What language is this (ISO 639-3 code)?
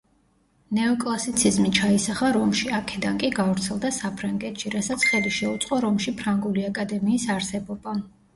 kat